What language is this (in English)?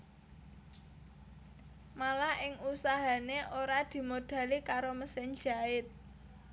Javanese